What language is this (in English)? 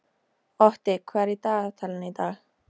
Icelandic